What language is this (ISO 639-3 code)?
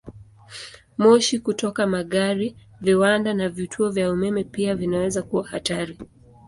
swa